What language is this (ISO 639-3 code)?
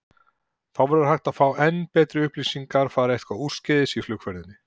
isl